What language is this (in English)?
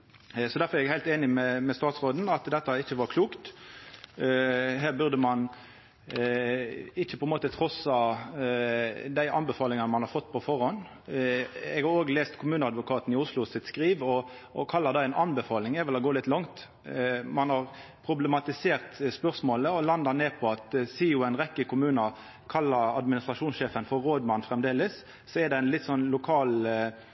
Norwegian Nynorsk